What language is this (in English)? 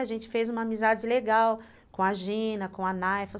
Portuguese